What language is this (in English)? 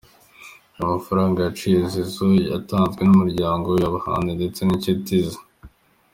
Kinyarwanda